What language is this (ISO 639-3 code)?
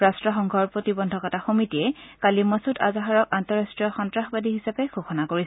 asm